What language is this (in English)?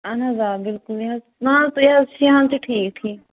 Kashmiri